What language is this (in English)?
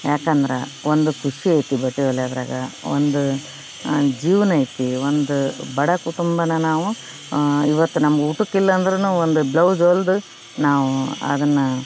Kannada